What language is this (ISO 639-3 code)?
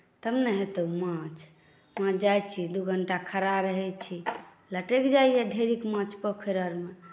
mai